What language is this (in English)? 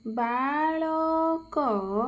Odia